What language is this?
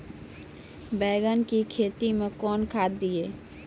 Maithili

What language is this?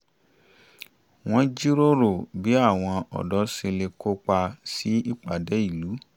Yoruba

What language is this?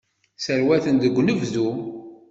Kabyle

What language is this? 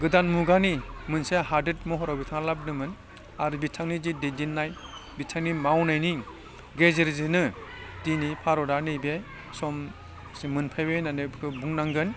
Bodo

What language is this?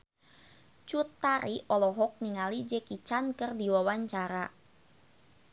Sundanese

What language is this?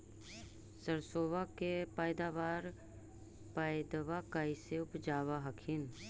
Magahi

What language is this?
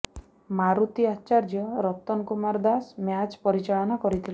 Odia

